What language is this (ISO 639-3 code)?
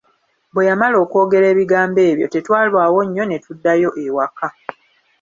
lug